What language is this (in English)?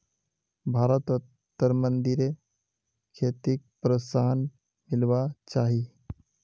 Magahi